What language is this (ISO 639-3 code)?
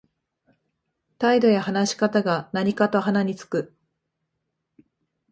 jpn